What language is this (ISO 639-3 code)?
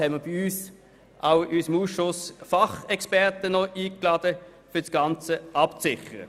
gsw